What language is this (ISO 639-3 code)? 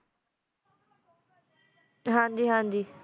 pan